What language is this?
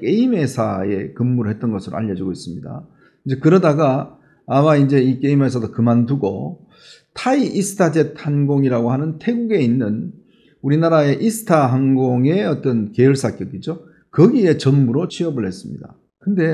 Korean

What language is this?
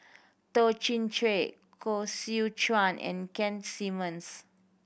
English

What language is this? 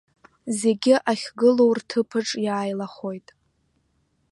Abkhazian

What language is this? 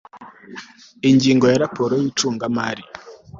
Kinyarwanda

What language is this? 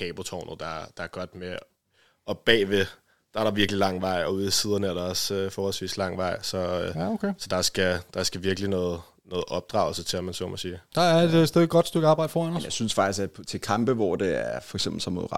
Danish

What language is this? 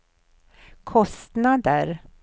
Swedish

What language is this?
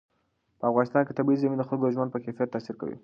Pashto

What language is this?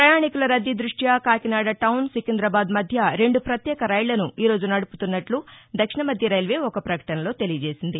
Telugu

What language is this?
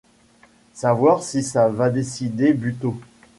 French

